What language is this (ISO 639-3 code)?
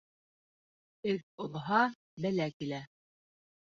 bak